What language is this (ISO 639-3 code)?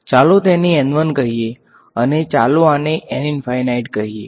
guj